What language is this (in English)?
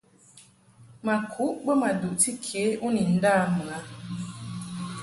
Mungaka